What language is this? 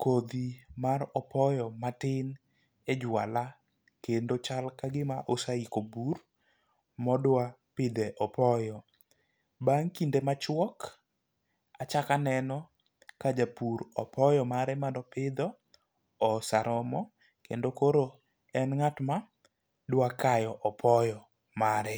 Luo (Kenya and Tanzania)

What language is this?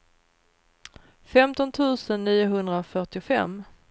Swedish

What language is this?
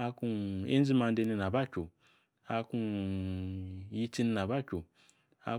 Yace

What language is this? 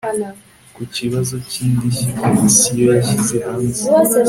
Kinyarwanda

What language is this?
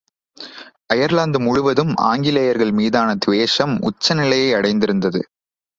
Tamil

